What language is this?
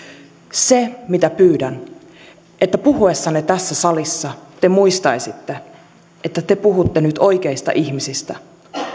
Finnish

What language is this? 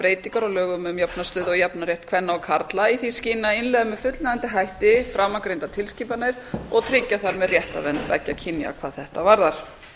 Icelandic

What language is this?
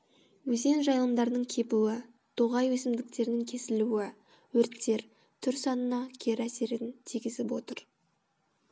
Kazakh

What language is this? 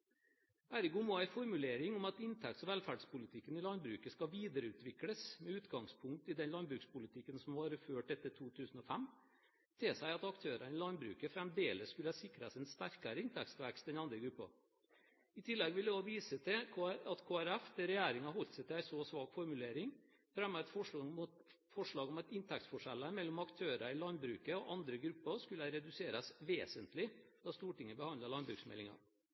Norwegian Bokmål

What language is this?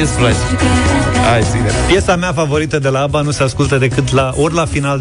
Romanian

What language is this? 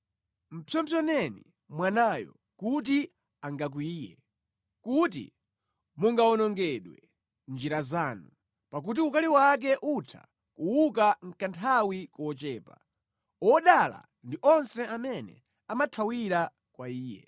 Nyanja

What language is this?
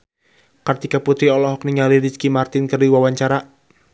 Sundanese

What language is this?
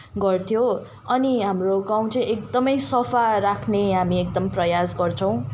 Nepali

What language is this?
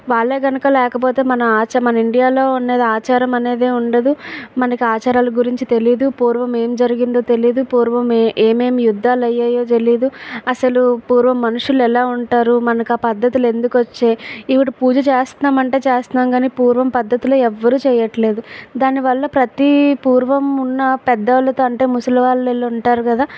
Telugu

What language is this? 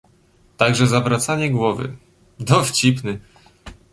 Polish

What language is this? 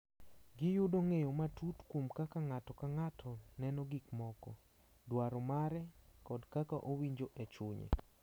Luo (Kenya and Tanzania)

